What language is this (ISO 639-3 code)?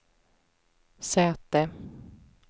swe